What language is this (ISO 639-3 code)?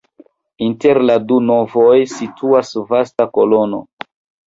epo